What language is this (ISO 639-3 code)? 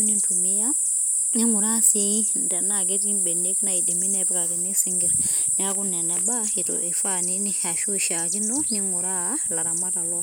mas